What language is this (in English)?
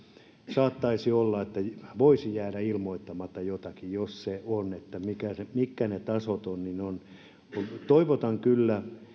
Finnish